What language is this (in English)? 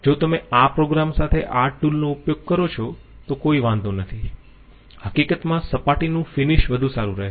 Gujarati